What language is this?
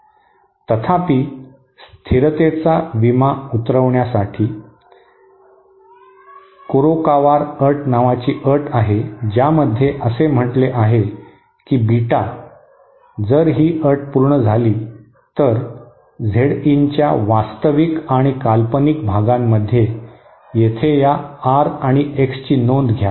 Marathi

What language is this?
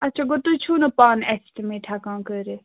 Kashmiri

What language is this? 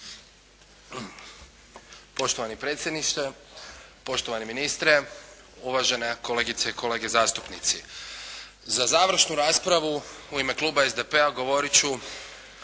Croatian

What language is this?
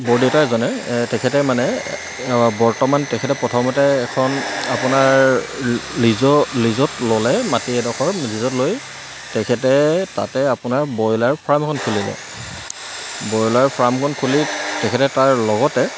Assamese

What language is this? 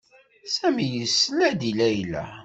Kabyle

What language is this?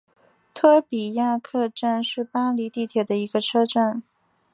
Chinese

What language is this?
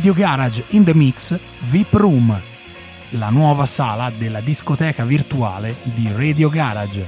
Italian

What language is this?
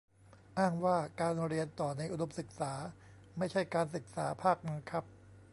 Thai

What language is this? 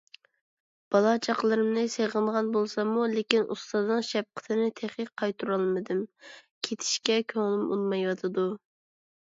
Uyghur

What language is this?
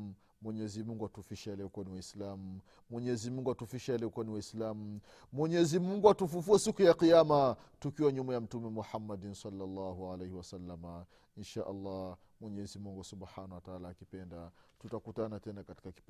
Swahili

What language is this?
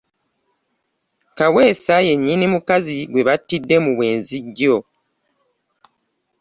Ganda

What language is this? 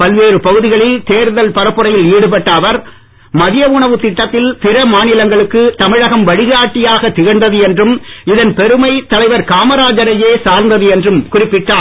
Tamil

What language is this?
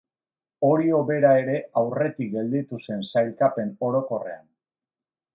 Basque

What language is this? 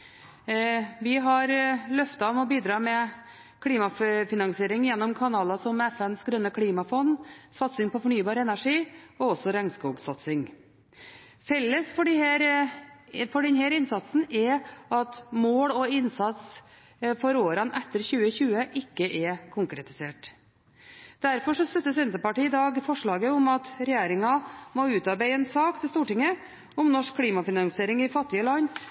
Norwegian Bokmål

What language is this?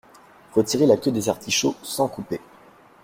French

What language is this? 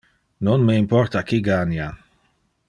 Interlingua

